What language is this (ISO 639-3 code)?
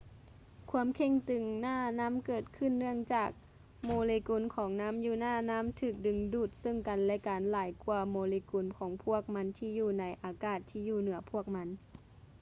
lao